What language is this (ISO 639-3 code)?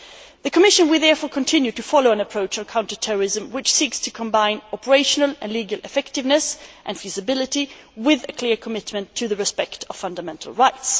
eng